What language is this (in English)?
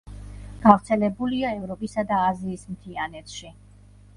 Georgian